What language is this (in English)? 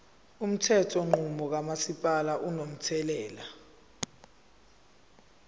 Zulu